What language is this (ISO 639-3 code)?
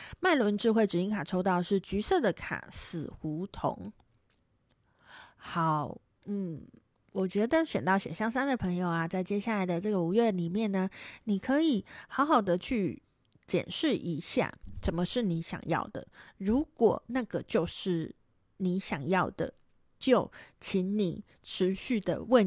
zho